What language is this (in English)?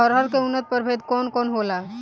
Bhojpuri